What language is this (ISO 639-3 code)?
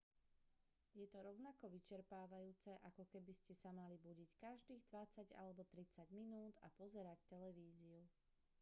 slk